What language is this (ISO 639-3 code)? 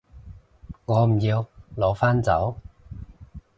yue